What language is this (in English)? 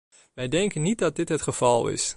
Dutch